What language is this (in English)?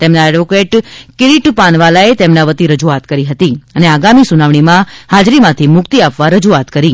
Gujarati